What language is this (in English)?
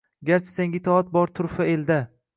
Uzbek